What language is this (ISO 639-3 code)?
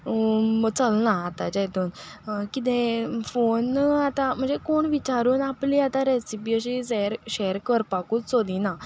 kok